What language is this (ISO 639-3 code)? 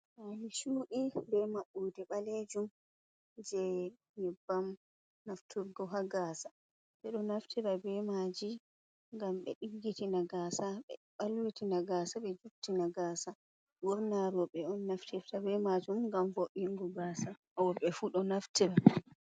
ful